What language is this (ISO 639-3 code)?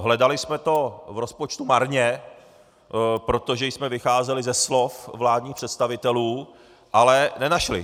ces